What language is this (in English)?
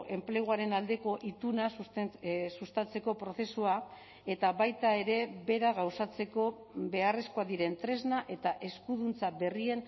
Basque